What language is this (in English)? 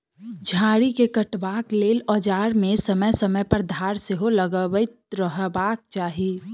Maithili